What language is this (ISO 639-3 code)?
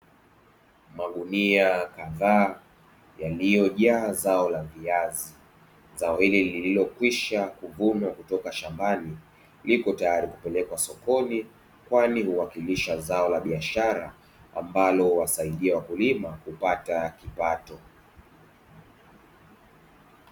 swa